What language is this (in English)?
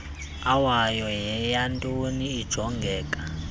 Xhosa